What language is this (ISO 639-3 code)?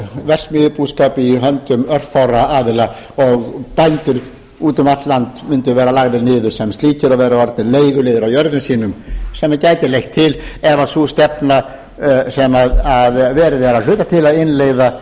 isl